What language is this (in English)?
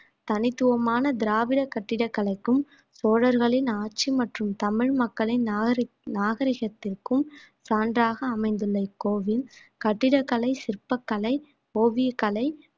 Tamil